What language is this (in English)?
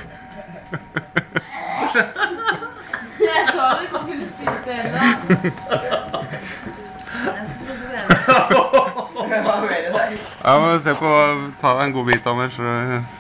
Norwegian